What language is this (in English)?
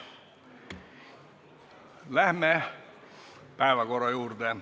Estonian